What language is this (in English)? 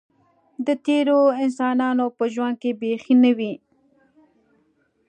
Pashto